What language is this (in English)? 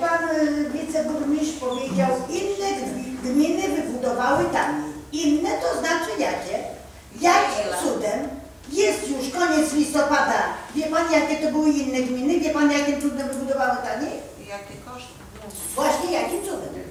Polish